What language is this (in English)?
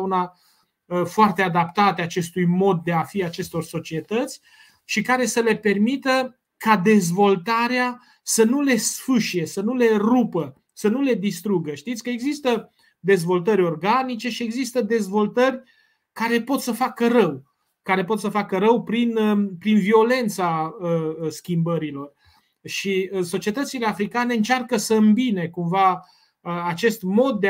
Romanian